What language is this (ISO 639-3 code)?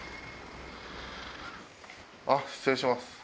jpn